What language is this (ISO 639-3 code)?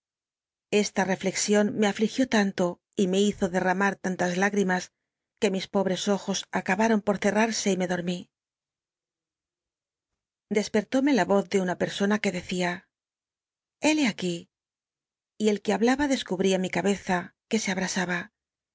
spa